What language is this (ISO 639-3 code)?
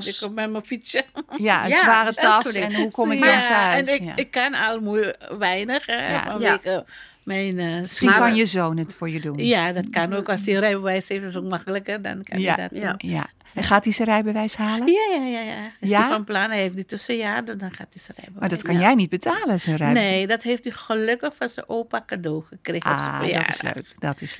nld